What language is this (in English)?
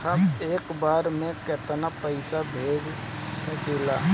Bhojpuri